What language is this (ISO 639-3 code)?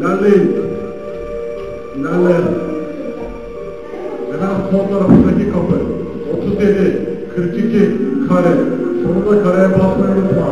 tur